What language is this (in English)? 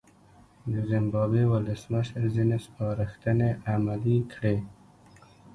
Pashto